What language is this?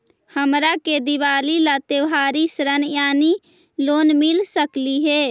Magahi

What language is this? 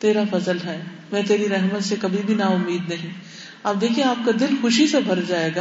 Urdu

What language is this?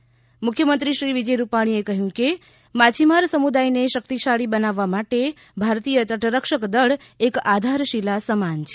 Gujarati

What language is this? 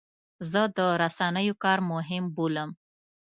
Pashto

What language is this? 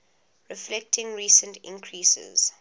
English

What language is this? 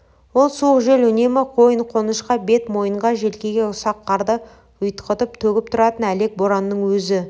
Kazakh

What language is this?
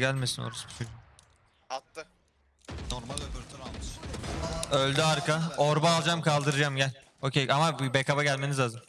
Turkish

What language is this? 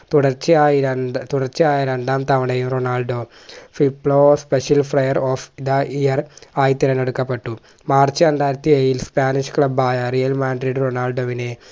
Malayalam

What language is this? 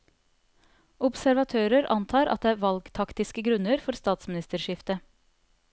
Norwegian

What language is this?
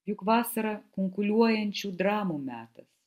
Lithuanian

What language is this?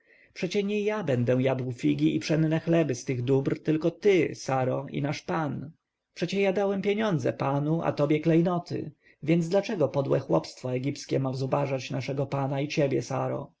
Polish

